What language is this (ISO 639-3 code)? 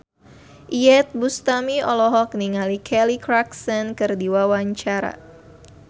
sun